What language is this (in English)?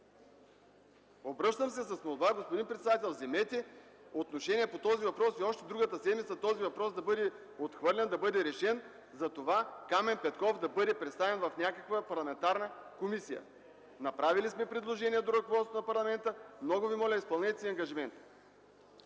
Bulgarian